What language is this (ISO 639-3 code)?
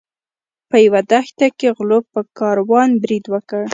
pus